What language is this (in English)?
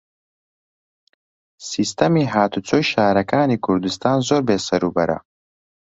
Central Kurdish